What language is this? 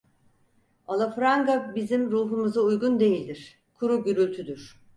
Turkish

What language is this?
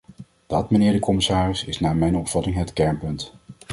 Dutch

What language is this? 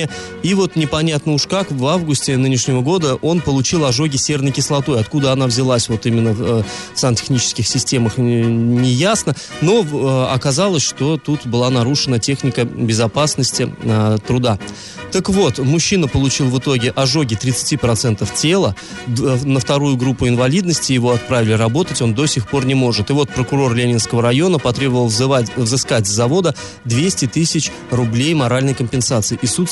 Russian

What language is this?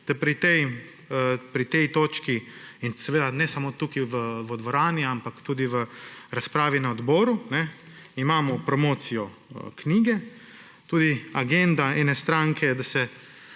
Slovenian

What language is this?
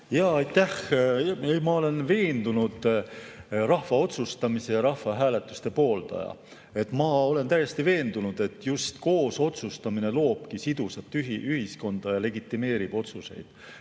Estonian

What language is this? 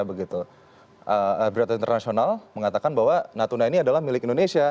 Indonesian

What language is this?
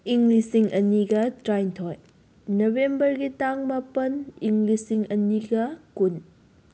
Manipuri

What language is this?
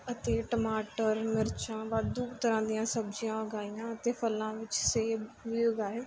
Punjabi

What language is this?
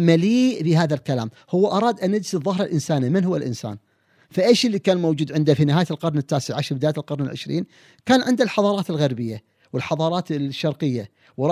Arabic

